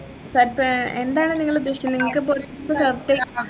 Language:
Malayalam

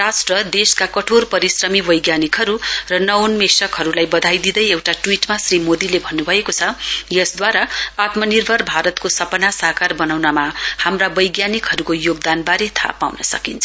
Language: Nepali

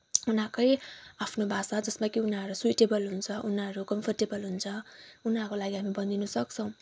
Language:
Nepali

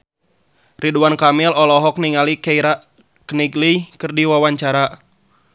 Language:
Sundanese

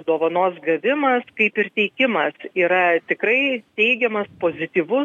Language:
Lithuanian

